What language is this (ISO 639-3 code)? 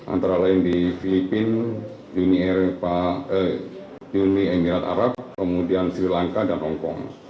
ind